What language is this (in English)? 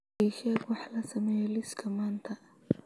Somali